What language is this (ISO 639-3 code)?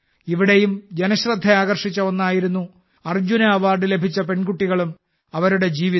mal